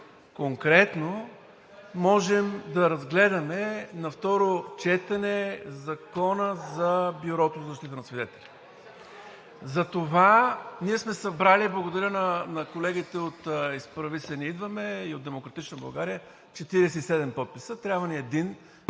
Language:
Bulgarian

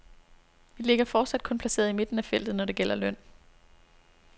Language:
Danish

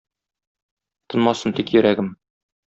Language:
Tatar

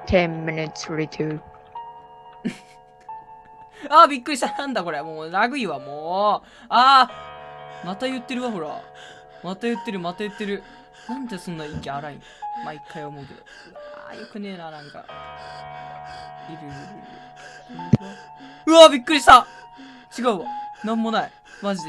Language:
Japanese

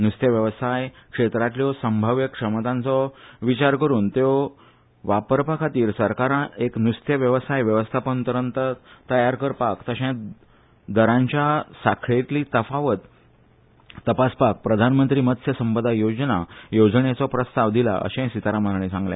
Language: Konkani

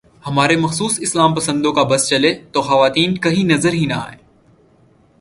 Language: Urdu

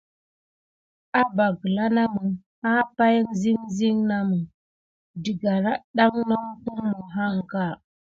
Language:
Gidar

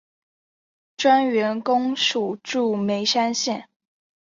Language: Chinese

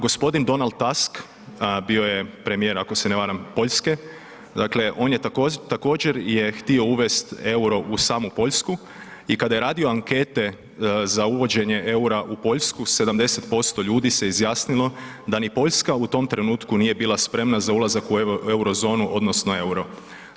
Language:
Croatian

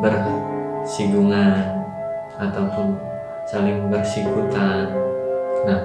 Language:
Indonesian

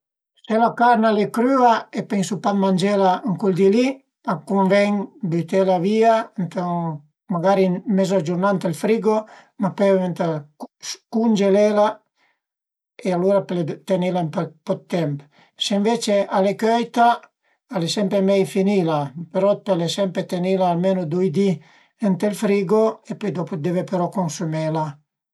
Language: Piedmontese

